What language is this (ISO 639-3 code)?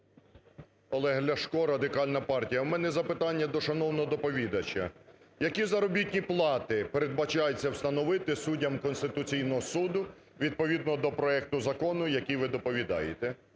ukr